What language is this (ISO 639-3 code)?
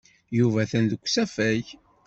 kab